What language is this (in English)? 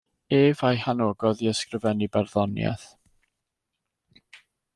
Welsh